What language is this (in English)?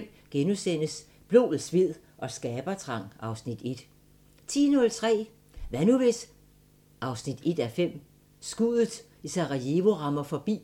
Danish